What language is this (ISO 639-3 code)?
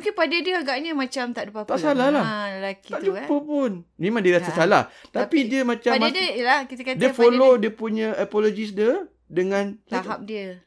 msa